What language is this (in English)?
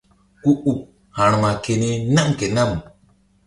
Mbum